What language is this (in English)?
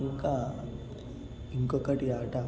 Telugu